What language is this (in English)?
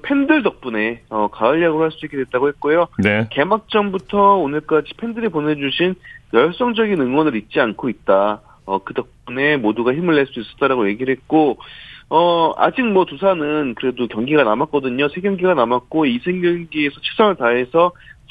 Korean